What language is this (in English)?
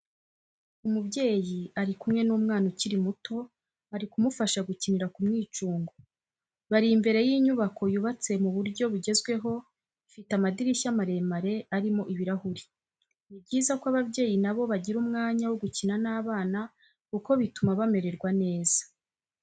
Kinyarwanda